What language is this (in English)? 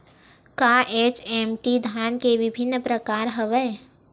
Chhattisgarhi